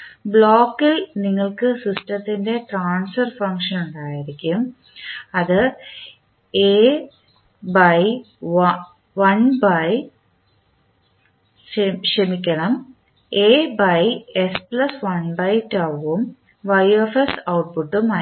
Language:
Malayalam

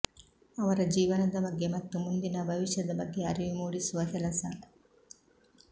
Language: Kannada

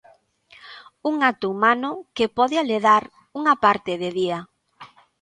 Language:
Galician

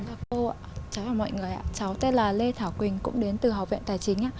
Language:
Vietnamese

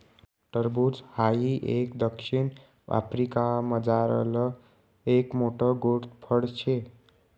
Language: Marathi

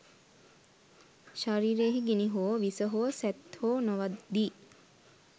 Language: Sinhala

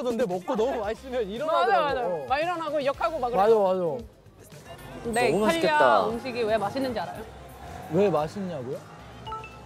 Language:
Korean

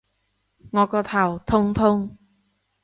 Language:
Cantonese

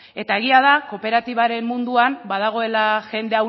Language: Basque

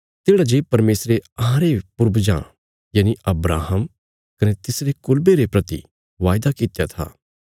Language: Bilaspuri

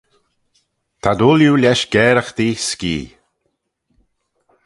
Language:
Manx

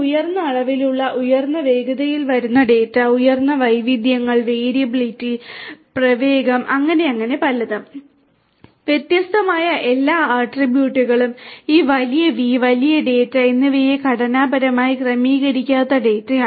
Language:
Malayalam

